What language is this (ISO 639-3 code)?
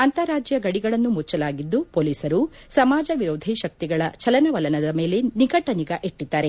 kan